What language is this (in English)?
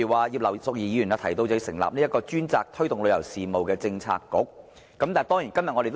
Cantonese